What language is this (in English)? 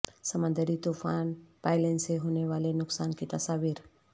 Urdu